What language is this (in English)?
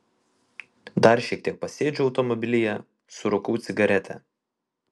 Lithuanian